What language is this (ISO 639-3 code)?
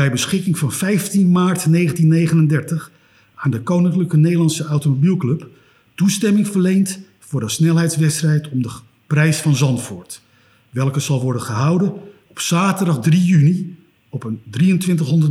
nld